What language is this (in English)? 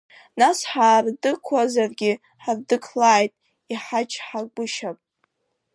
Abkhazian